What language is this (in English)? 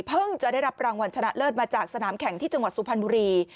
Thai